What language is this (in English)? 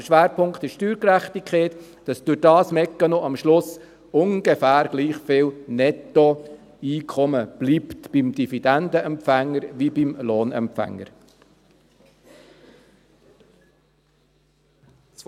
Swiss German